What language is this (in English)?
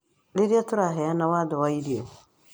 Kikuyu